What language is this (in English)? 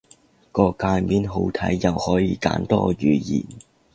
Cantonese